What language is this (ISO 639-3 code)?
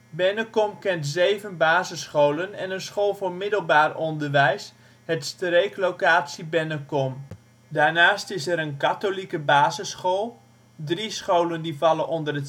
nld